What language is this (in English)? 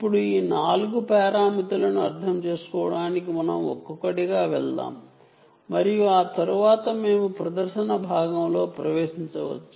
Telugu